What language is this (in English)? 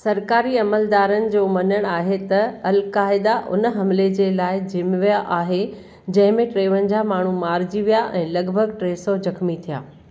Sindhi